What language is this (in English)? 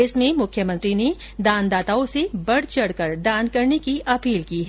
Hindi